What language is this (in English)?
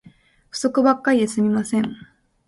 Japanese